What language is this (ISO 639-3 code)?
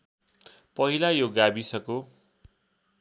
nep